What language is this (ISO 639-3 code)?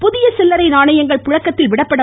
tam